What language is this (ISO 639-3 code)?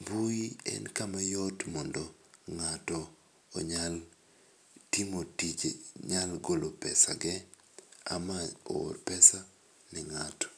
luo